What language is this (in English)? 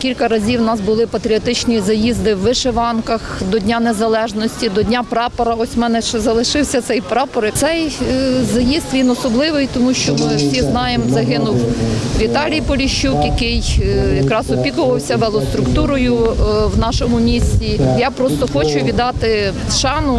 Ukrainian